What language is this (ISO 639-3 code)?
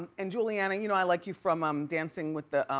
eng